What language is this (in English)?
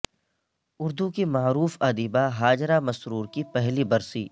Urdu